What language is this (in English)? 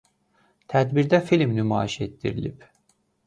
Azerbaijani